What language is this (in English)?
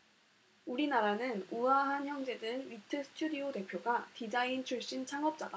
Korean